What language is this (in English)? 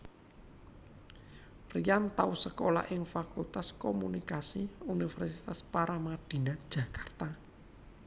Javanese